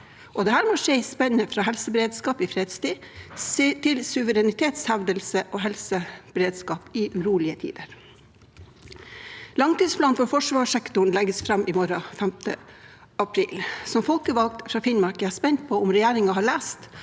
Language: Norwegian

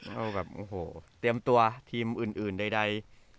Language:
Thai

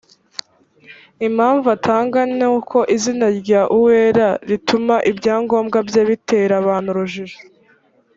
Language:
Kinyarwanda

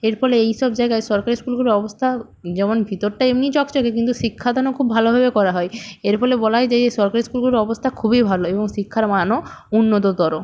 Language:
Bangla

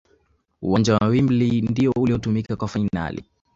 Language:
Swahili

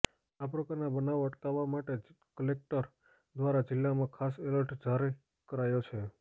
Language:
Gujarati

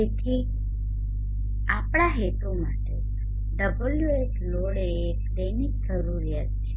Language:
Gujarati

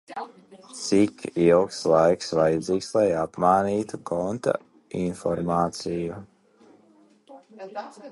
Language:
Latvian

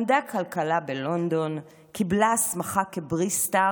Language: Hebrew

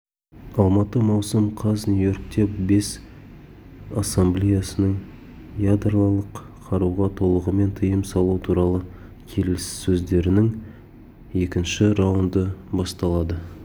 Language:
Kazakh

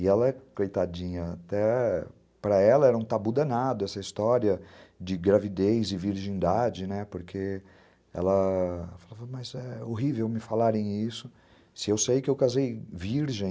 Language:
Portuguese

